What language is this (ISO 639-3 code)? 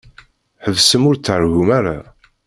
kab